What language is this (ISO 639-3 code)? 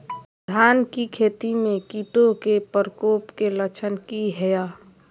mag